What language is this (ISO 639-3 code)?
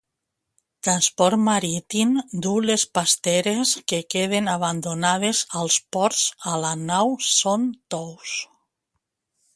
cat